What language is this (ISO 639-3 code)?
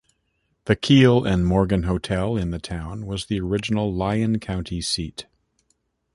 eng